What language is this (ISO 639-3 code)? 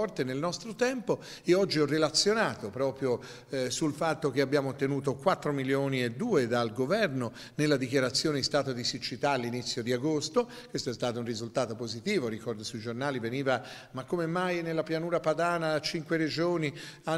ita